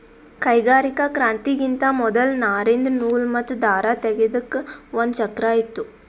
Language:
Kannada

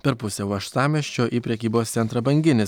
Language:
Lithuanian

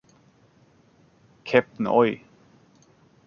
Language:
German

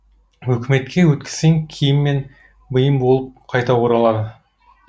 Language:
Kazakh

